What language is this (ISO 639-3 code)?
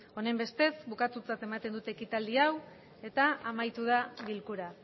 eus